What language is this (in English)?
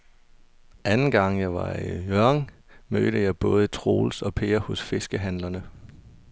Danish